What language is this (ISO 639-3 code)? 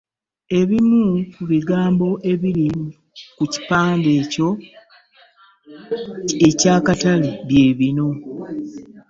lug